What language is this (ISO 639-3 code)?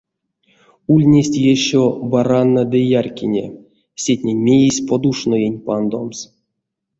myv